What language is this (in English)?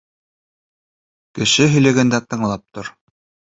Bashkir